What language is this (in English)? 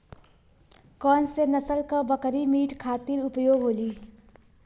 Bhojpuri